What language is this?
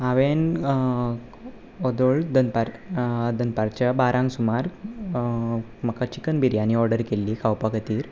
Konkani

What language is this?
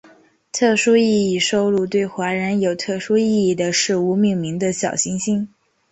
Chinese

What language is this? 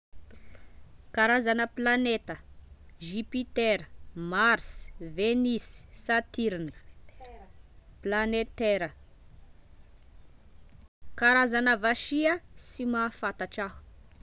Tesaka Malagasy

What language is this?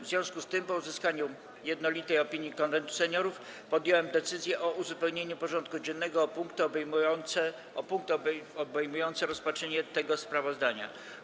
Polish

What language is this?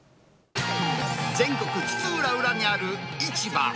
Japanese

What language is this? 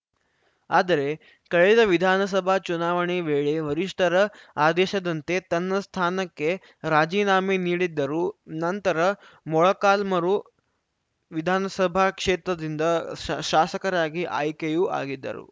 Kannada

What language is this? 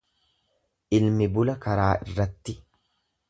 Oromo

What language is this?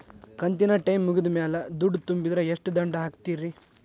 Kannada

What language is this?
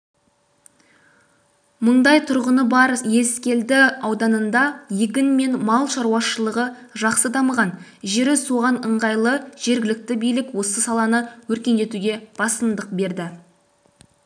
Kazakh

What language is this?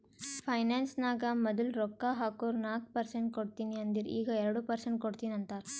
Kannada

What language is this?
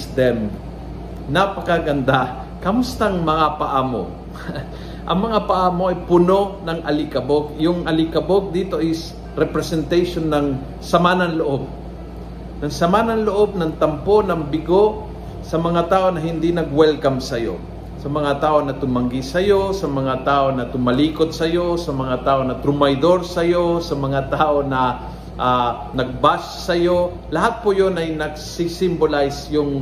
Filipino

